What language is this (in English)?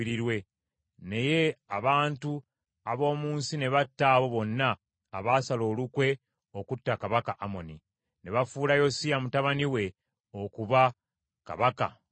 Ganda